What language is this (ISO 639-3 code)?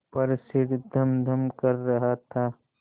hin